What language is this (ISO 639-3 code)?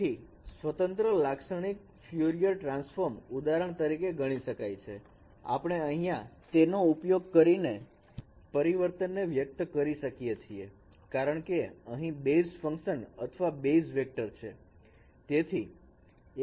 guj